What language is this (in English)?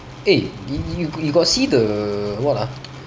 English